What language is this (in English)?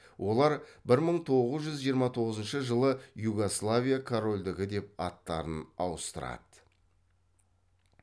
Kazakh